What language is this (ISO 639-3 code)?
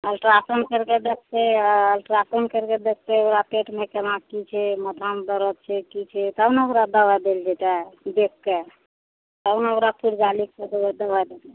mai